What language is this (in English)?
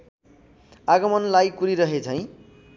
Nepali